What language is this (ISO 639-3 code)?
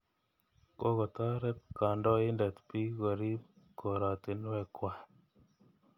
kln